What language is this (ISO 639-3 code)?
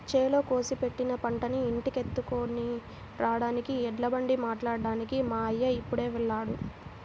tel